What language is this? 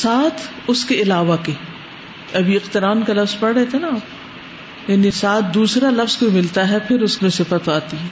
Urdu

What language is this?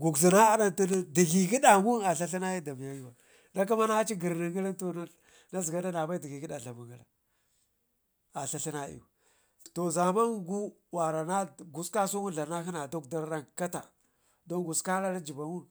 Ngizim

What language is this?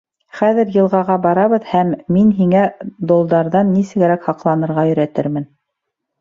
Bashkir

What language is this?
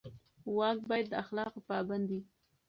Pashto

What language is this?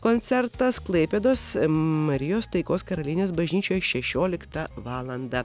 Lithuanian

